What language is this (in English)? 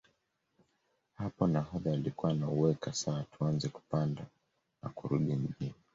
Swahili